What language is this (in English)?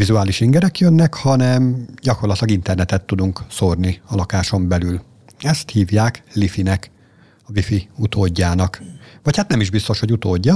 Hungarian